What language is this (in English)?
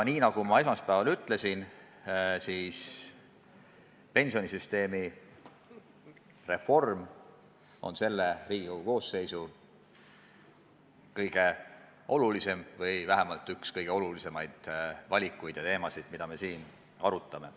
Estonian